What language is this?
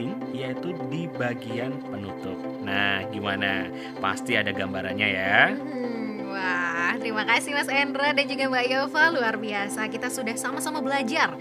Indonesian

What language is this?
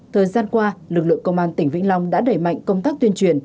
Vietnamese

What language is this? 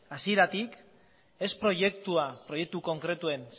Basque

